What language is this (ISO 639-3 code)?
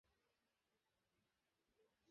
ben